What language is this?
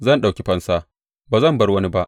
Hausa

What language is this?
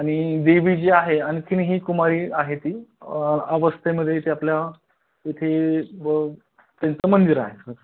Marathi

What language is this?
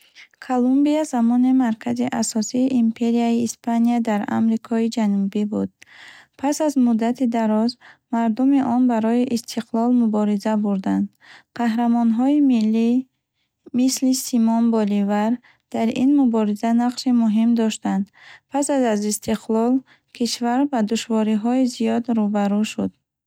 Bukharic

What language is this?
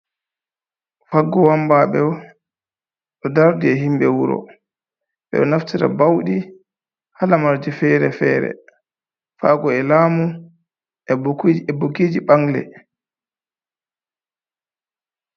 Fula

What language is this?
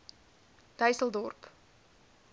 Afrikaans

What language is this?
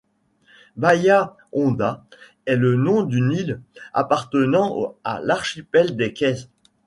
French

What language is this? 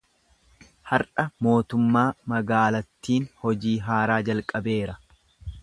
Oromo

